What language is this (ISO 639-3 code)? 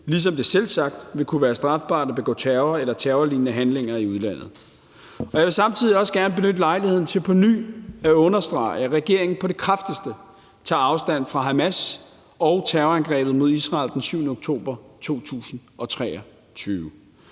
dan